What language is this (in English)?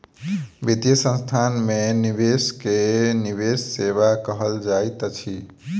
Maithili